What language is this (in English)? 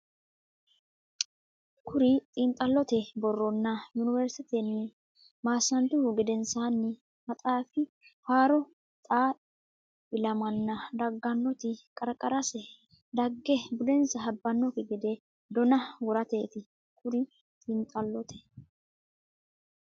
Sidamo